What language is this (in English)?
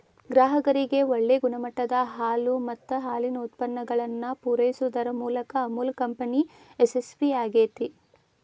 Kannada